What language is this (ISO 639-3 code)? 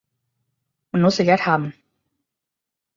tha